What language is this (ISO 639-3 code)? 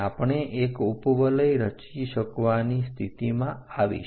guj